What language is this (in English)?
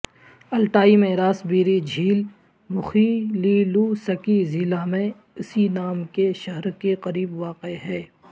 Urdu